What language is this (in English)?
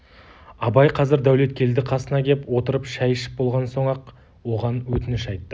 Kazakh